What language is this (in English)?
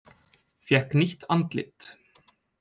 Icelandic